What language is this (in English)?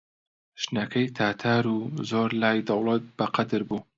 Central Kurdish